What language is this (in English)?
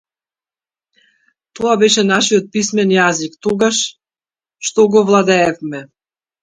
Macedonian